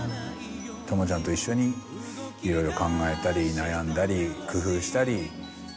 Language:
Japanese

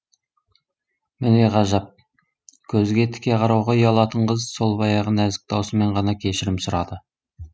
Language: Kazakh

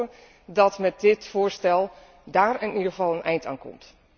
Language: Dutch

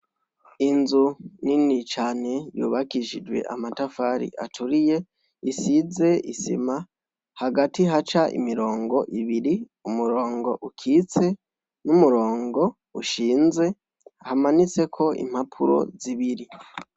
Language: Rundi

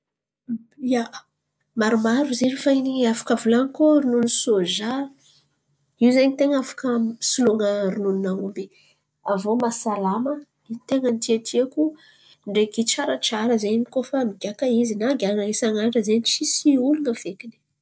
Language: Antankarana Malagasy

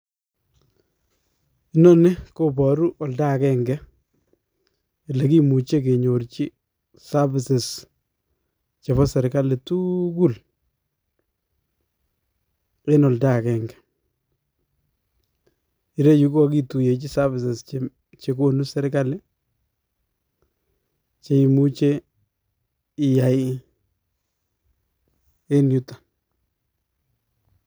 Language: Kalenjin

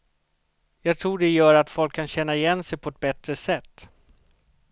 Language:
Swedish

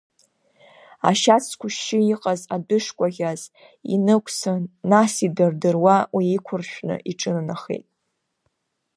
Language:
Abkhazian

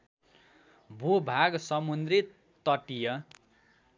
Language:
Nepali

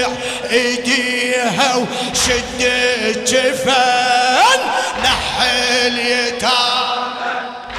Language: Arabic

